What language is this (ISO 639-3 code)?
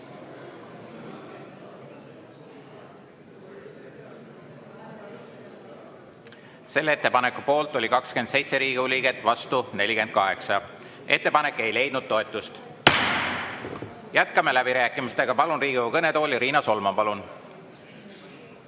est